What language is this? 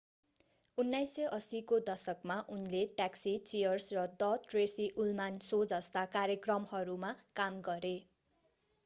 Nepali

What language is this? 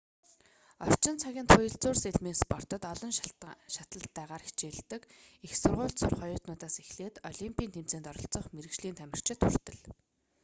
Mongolian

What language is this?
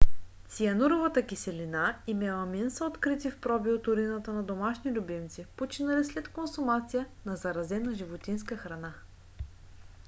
Bulgarian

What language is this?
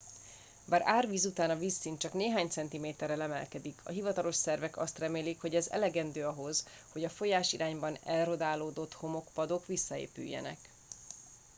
Hungarian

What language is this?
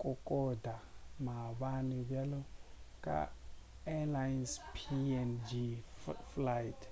Northern Sotho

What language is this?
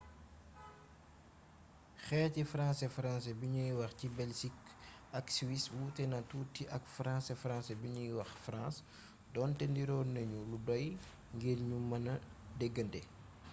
Wolof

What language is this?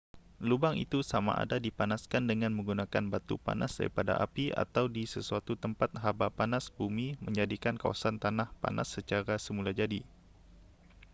Malay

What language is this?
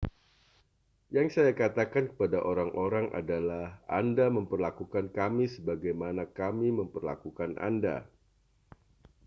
Indonesian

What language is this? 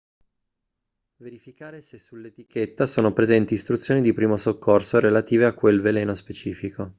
Italian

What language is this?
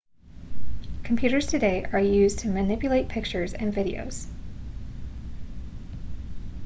English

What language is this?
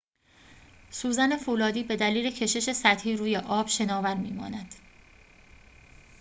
Persian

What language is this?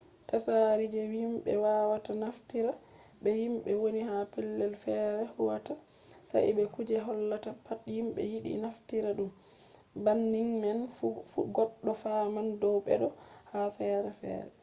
Fula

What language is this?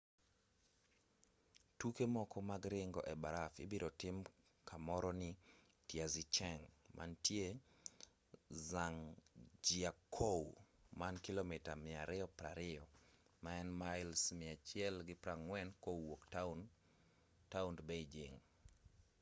Luo (Kenya and Tanzania)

